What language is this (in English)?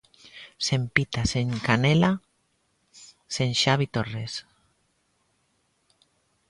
Galician